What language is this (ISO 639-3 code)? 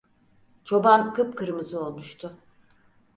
tur